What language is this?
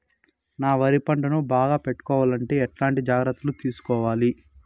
Telugu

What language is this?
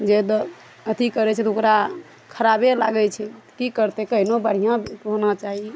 Maithili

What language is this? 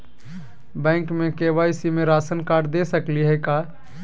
Magahi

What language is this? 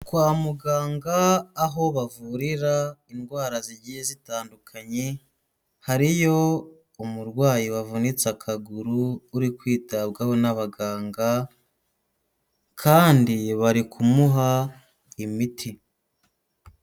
Kinyarwanda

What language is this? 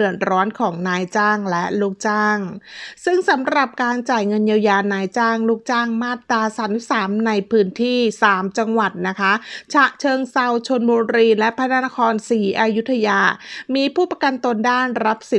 Thai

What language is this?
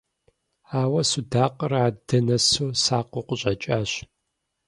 Kabardian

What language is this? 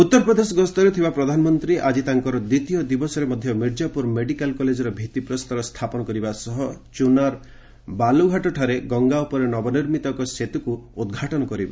Odia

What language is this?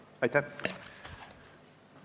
Estonian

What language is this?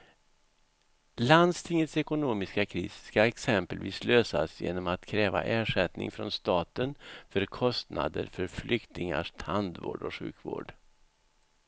Swedish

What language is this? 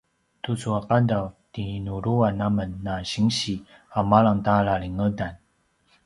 Paiwan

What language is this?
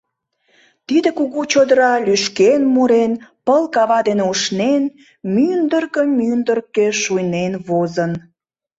Mari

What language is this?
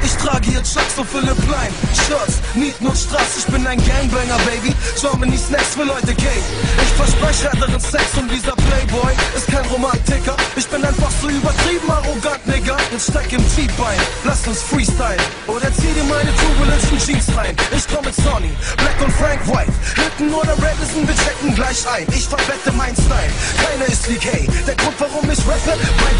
German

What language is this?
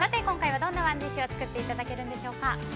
Japanese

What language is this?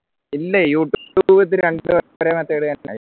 Malayalam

